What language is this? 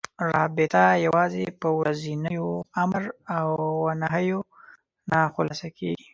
Pashto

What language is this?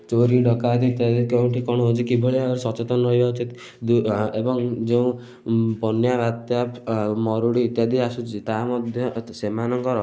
Odia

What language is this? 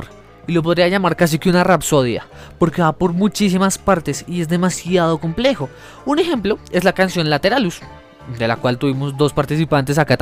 Spanish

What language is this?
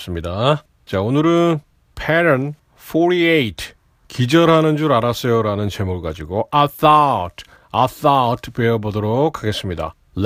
Korean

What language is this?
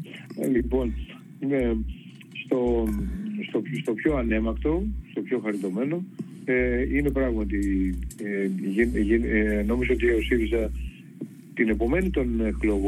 Greek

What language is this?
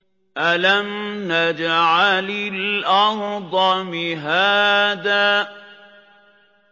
Arabic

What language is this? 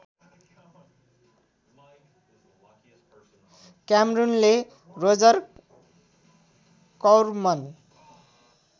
Nepali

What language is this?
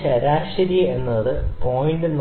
Malayalam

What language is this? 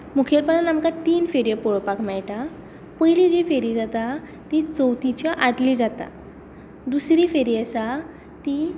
Konkani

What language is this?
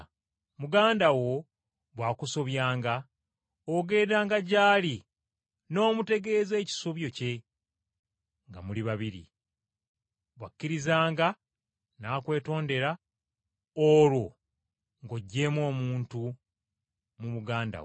Ganda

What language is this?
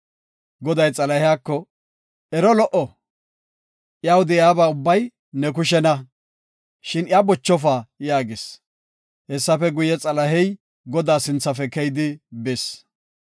Gofa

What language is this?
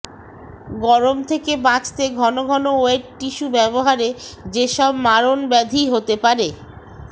Bangla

